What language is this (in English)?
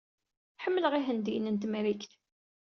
Kabyle